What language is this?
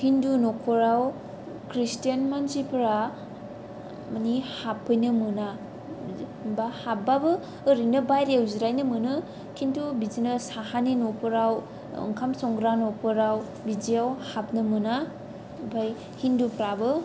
Bodo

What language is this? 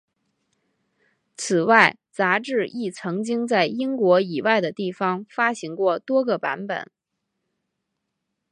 Chinese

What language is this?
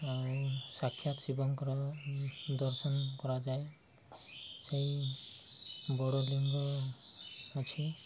Odia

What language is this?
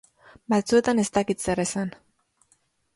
Basque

